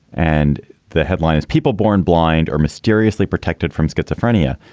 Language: English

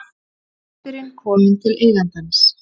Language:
Icelandic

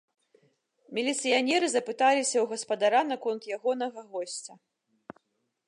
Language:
Belarusian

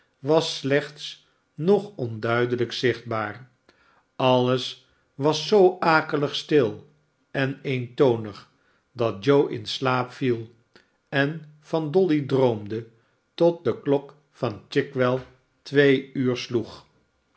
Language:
Dutch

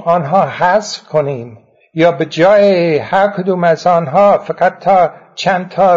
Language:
Persian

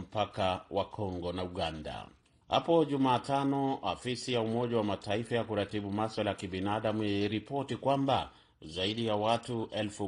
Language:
Swahili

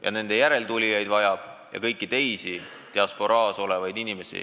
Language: Estonian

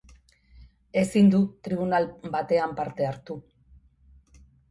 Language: Basque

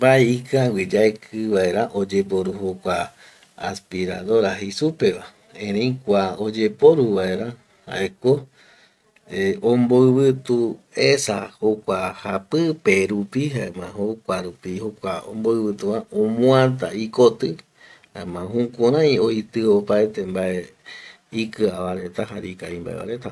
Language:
Eastern Bolivian Guaraní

